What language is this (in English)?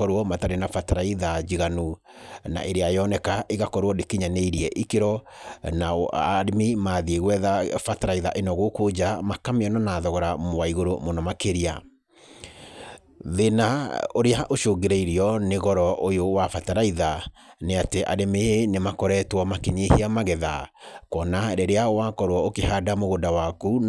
Kikuyu